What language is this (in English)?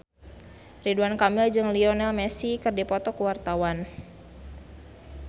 Sundanese